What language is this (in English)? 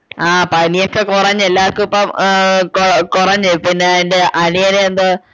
Malayalam